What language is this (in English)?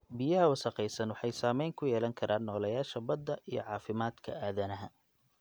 Somali